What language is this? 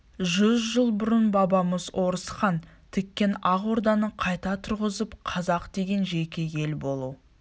Kazakh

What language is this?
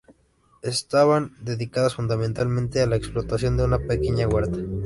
Spanish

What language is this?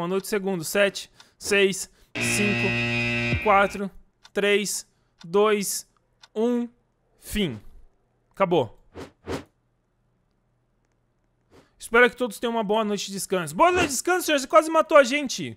Portuguese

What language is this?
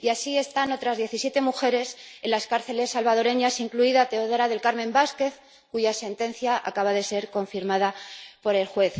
Spanish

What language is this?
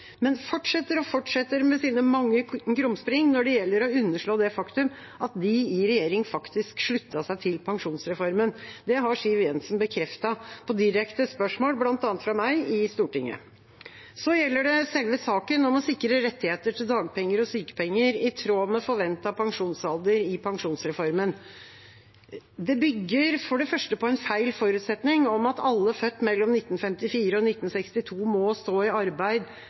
Norwegian Bokmål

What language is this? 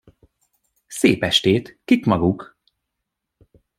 Hungarian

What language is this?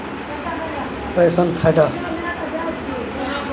Maithili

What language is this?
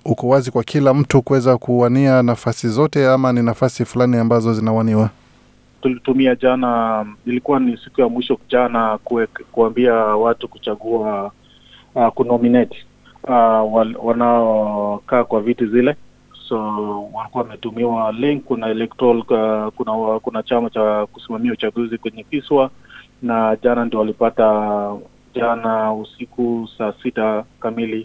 Swahili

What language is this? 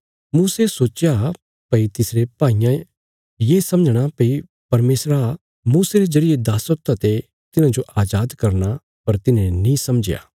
Bilaspuri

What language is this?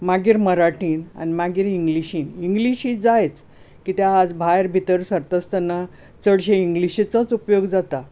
Konkani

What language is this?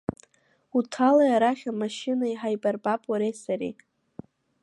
Abkhazian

